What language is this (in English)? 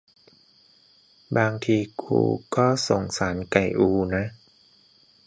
Thai